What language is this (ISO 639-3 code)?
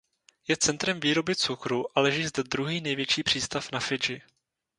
ces